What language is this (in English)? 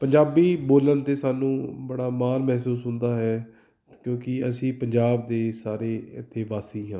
Punjabi